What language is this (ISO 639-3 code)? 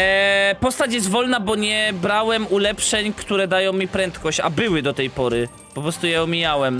pol